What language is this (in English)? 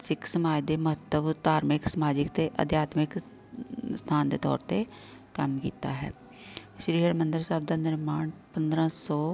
Punjabi